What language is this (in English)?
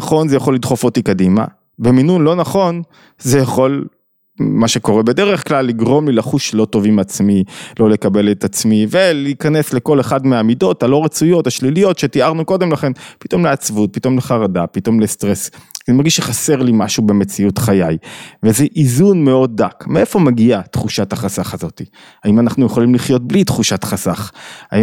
Hebrew